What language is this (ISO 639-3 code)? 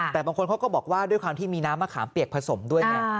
tha